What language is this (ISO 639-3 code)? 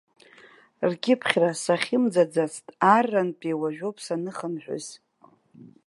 abk